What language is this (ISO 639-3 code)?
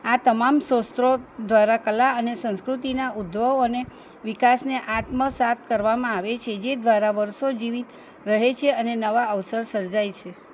guj